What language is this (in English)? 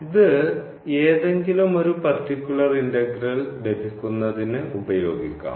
Malayalam